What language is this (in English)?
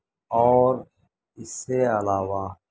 Urdu